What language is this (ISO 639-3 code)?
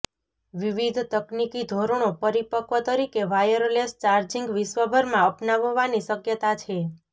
guj